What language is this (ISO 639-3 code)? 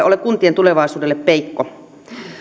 fin